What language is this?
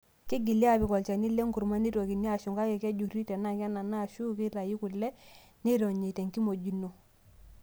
Masai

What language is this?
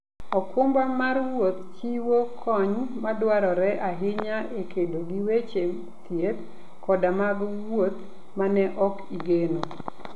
Luo (Kenya and Tanzania)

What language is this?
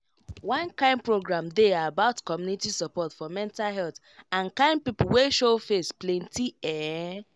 Nigerian Pidgin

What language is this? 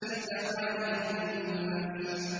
Arabic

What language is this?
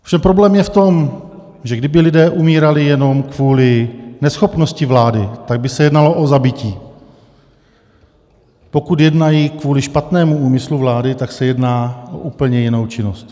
Czech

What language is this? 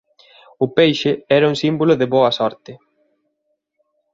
Galician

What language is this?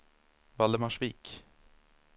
Swedish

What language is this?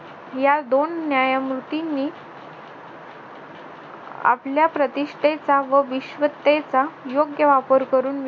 Marathi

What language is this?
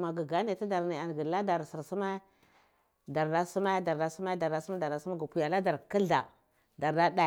Cibak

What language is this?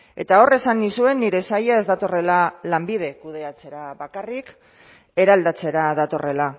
Basque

